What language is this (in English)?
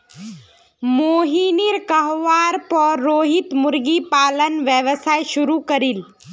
Magahi